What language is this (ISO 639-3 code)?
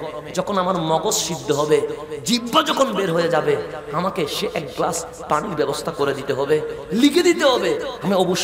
ara